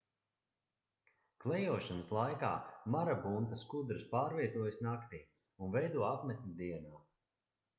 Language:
Latvian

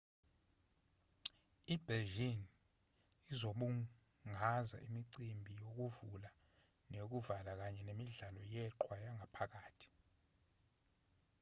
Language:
Zulu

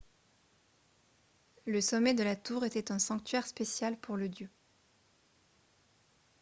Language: French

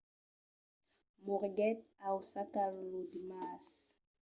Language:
Occitan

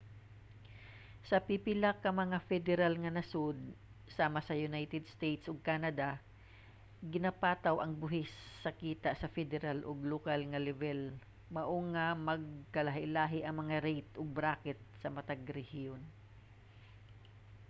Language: Cebuano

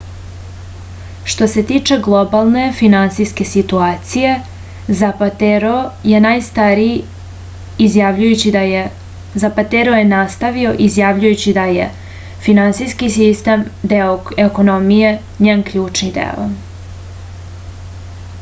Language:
Serbian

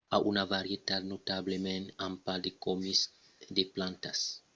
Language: Occitan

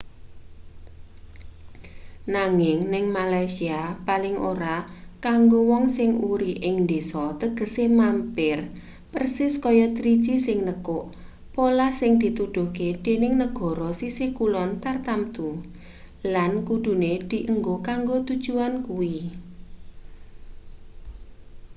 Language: Javanese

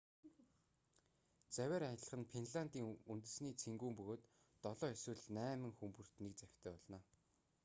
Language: Mongolian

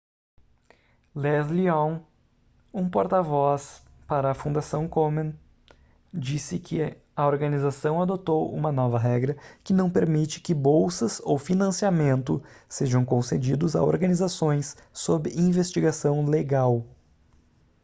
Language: Portuguese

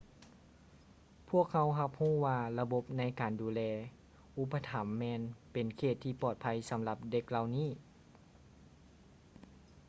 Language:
Lao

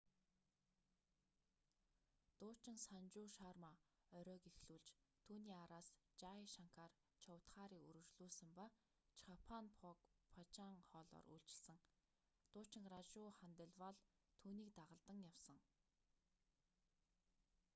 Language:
Mongolian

